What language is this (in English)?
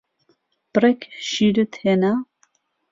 Central Kurdish